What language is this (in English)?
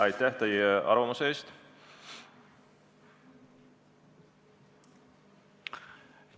Estonian